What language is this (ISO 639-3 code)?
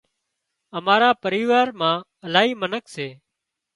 kxp